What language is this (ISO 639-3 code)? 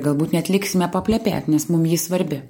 lit